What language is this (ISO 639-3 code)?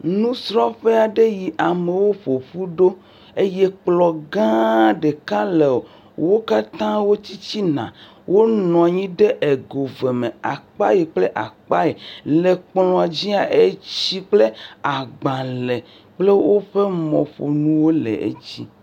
ewe